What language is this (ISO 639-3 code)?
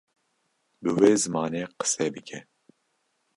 kur